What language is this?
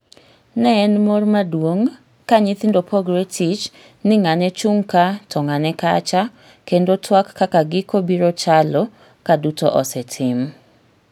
Luo (Kenya and Tanzania)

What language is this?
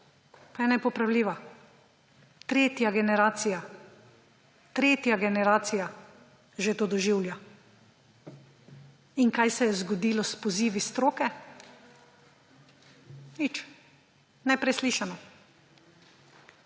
Slovenian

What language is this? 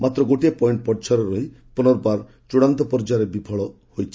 Odia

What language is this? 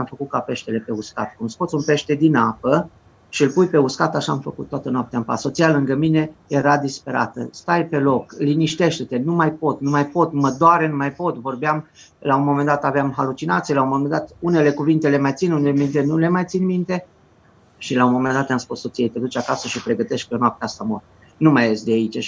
Romanian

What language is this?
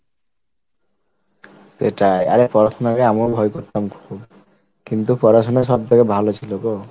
Bangla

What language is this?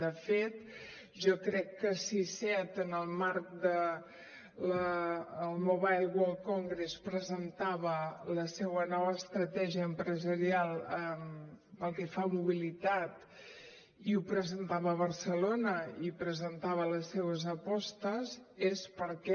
Catalan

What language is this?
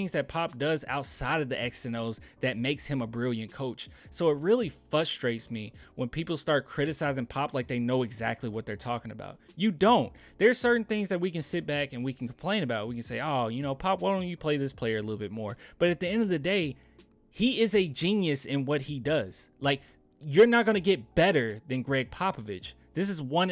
English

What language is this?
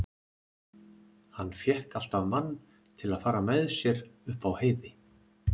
Icelandic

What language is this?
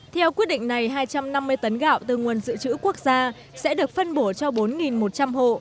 Vietnamese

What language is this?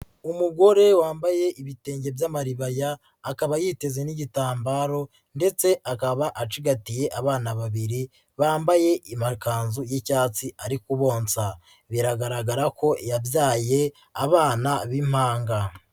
Kinyarwanda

